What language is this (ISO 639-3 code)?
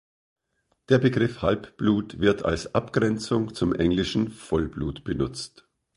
deu